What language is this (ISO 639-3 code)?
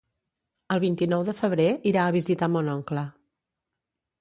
cat